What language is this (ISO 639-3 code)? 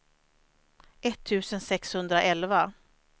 swe